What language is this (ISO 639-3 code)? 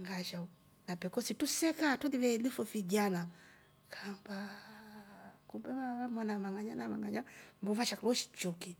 rof